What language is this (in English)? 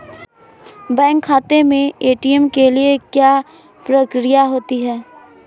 Hindi